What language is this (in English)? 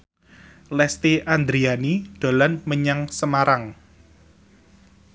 Javanese